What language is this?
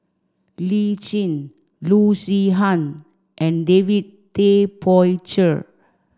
English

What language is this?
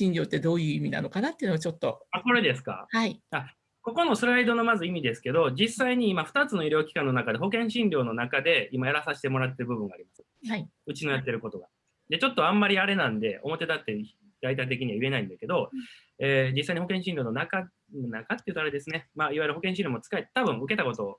Japanese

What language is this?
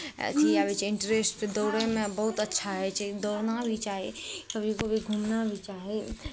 Maithili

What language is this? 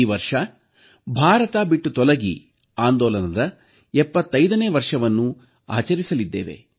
Kannada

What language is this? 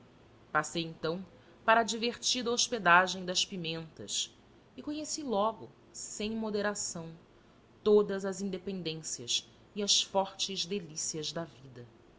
Portuguese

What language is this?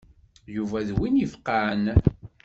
Kabyle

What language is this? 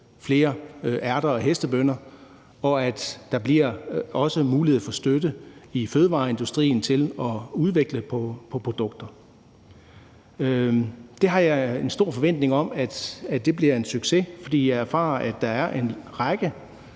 Danish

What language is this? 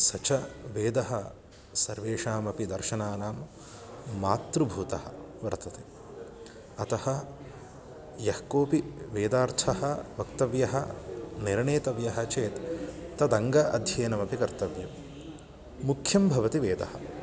Sanskrit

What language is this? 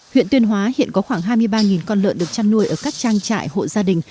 Vietnamese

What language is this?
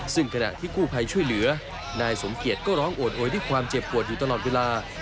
Thai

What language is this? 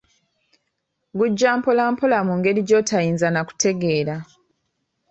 Ganda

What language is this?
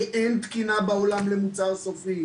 Hebrew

